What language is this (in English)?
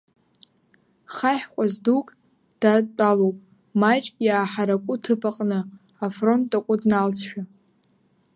Abkhazian